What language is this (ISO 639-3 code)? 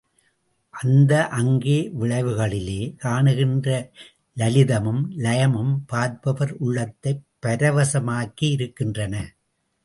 tam